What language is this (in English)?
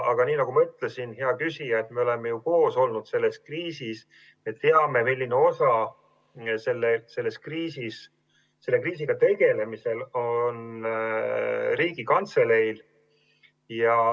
Estonian